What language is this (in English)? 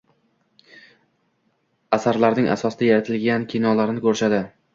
Uzbek